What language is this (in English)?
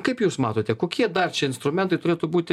Lithuanian